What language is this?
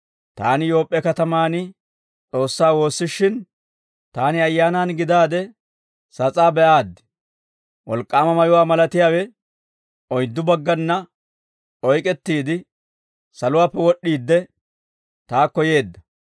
Dawro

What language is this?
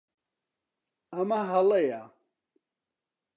Central Kurdish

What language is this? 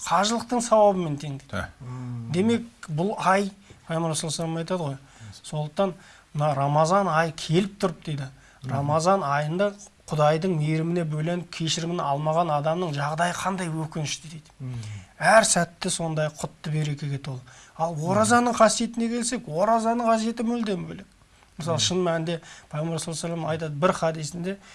Turkish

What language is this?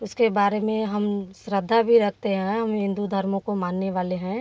Hindi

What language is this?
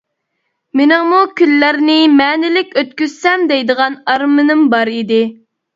Uyghur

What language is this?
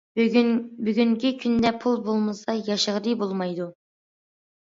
Uyghur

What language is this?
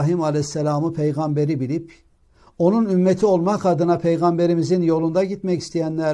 Turkish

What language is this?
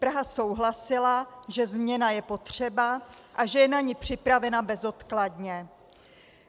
Czech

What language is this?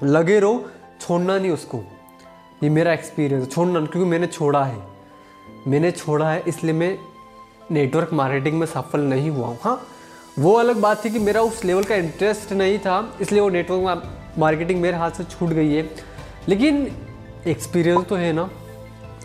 Hindi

